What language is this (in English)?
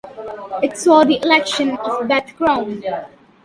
English